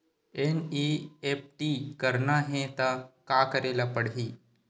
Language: Chhattisgarhi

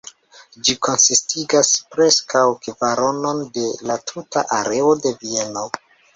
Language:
Esperanto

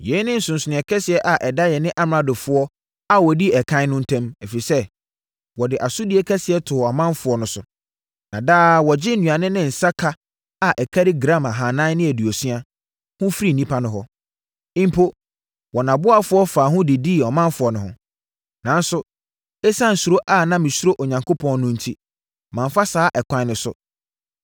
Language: Akan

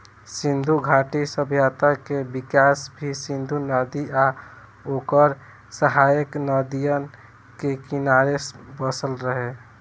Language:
Bhojpuri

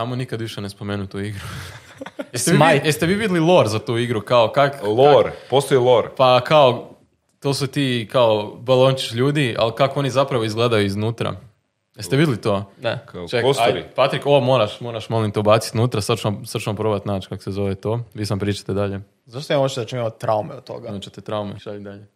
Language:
Croatian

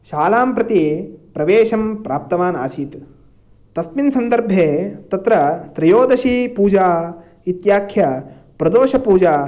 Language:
Sanskrit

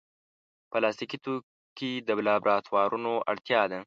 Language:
Pashto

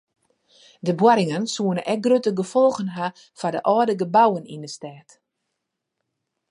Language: Western Frisian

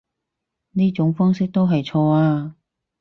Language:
Cantonese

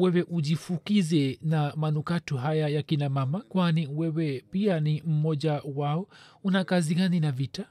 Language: Swahili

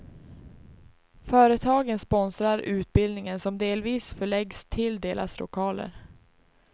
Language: Swedish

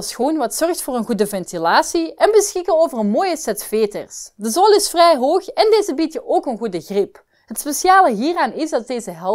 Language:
Dutch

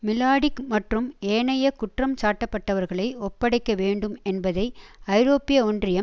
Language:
Tamil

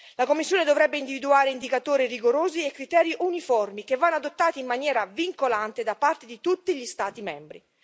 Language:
Italian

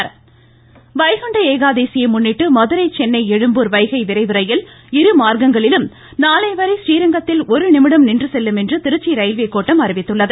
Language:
Tamil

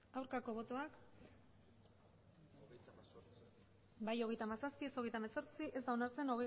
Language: Basque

